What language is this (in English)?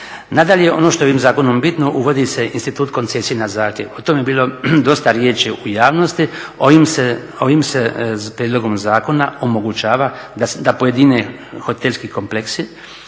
Croatian